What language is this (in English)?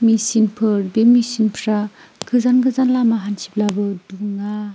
Bodo